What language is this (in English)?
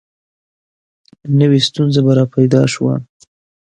Pashto